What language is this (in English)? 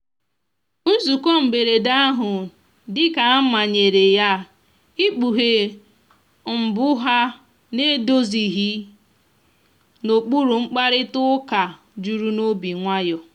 Igbo